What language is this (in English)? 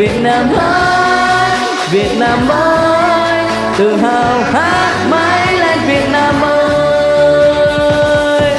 Vietnamese